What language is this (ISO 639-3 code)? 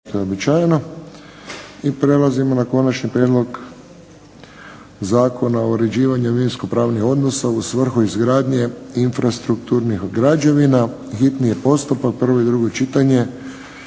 hrv